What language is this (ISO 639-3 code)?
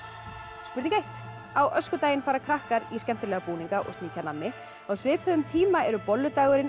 isl